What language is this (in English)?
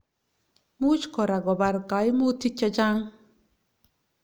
Kalenjin